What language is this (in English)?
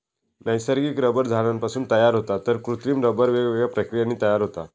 Marathi